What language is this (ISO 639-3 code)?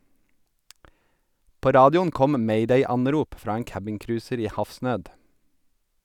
nor